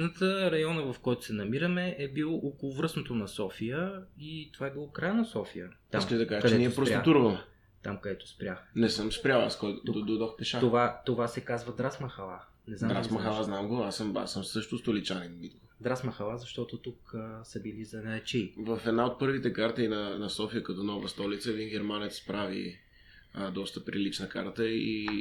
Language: Bulgarian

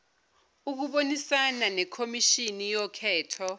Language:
Zulu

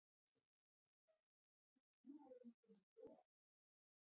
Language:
Icelandic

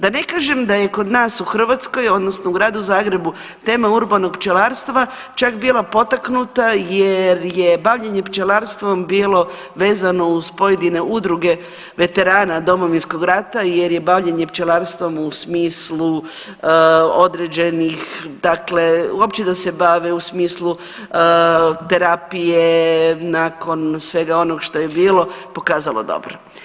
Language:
Croatian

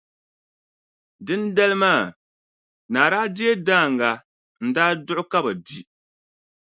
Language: Dagbani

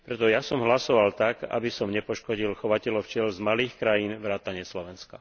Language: Slovak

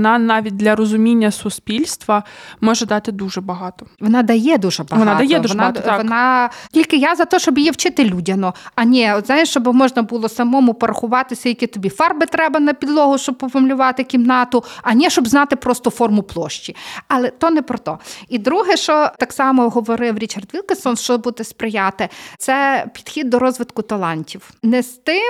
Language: Ukrainian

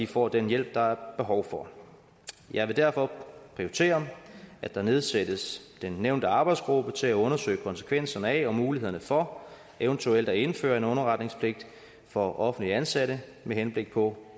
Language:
Danish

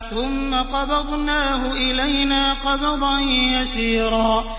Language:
Arabic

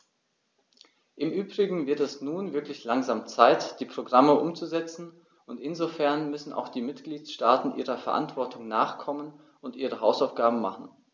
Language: German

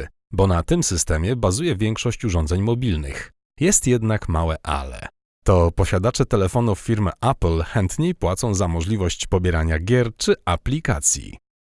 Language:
Polish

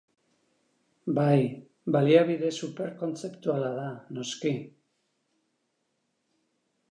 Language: Basque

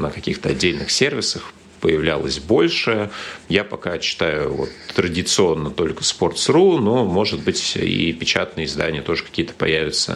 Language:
Russian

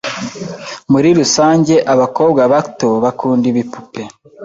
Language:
Kinyarwanda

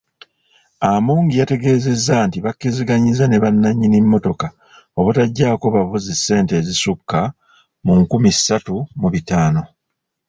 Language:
Ganda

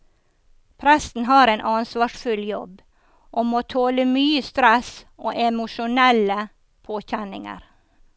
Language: Norwegian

